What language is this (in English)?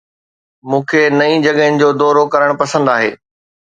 Sindhi